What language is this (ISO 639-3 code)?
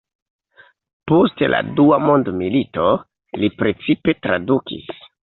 epo